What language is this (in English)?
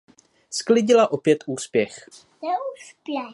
Czech